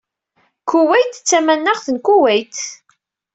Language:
Kabyle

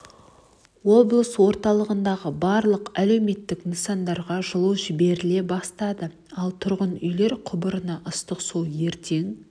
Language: Kazakh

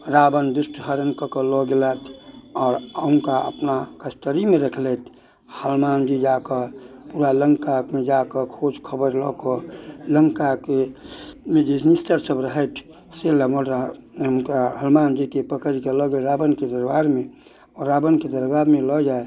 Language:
Maithili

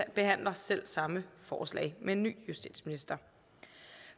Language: Danish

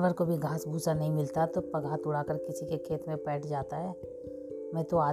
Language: Hindi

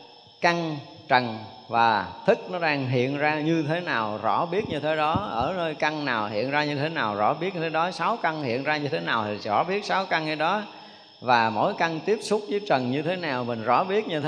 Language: Vietnamese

